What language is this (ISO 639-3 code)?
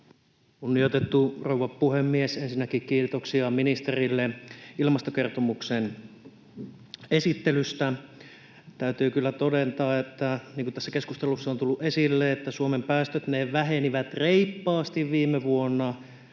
fin